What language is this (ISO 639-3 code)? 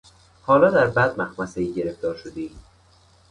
fas